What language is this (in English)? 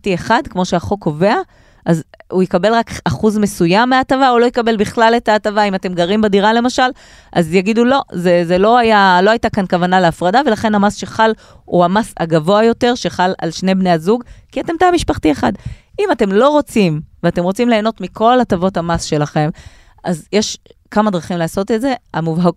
Hebrew